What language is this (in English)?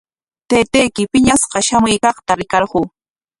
Corongo Ancash Quechua